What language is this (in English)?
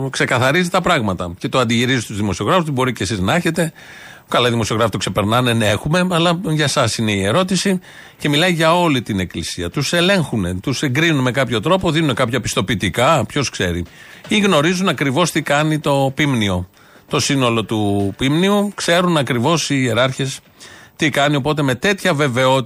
Greek